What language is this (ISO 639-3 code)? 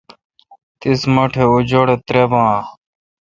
xka